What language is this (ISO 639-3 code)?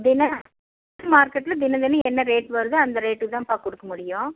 tam